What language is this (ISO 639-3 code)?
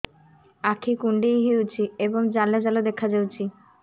ori